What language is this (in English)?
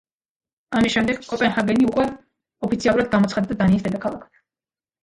Georgian